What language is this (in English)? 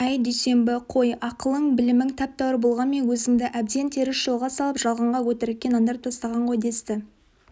Kazakh